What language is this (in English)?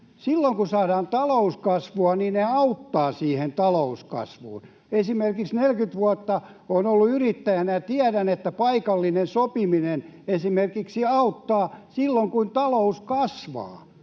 Finnish